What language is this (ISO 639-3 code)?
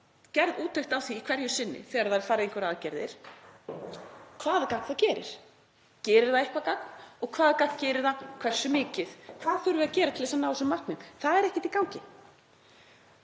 isl